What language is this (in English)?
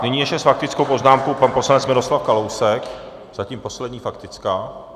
Czech